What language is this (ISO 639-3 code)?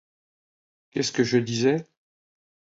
fra